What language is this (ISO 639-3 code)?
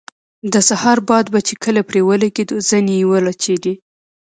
pus